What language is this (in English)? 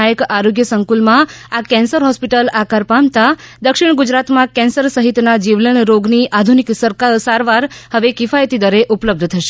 Gujarati